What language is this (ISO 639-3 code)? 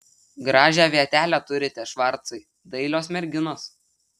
lit